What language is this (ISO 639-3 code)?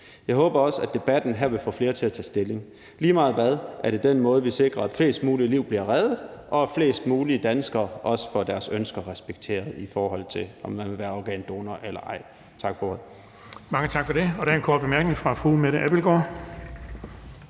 dan